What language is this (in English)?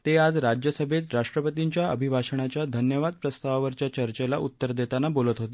Marathi